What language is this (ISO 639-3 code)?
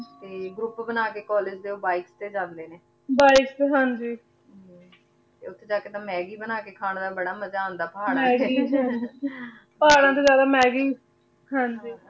pan